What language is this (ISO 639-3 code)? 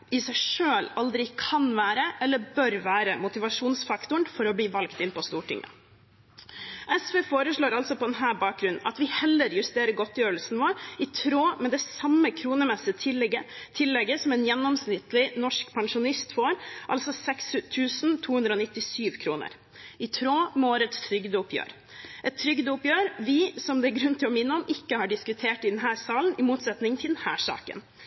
nob